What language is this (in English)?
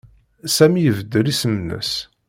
Kabyle